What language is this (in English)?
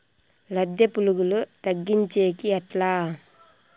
Telugu